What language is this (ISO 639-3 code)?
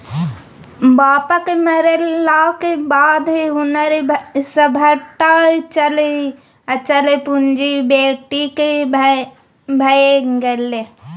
mai